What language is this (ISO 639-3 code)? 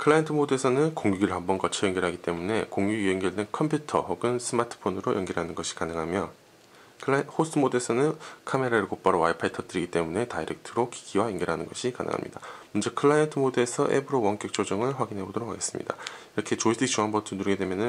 kor